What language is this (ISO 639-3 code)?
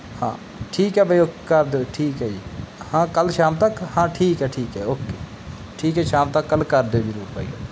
pan